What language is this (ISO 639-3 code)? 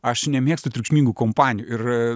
lit